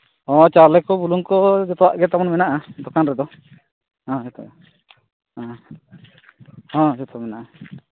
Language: Santali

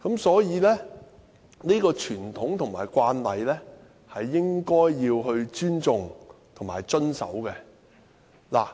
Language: Cantonese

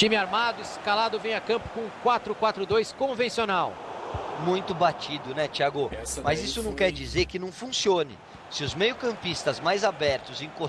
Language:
Portuguese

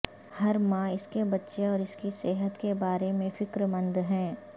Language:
Urdu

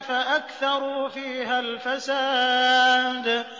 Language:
Arabic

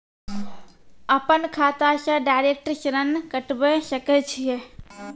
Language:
Maithili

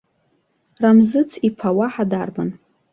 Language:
Abkhazian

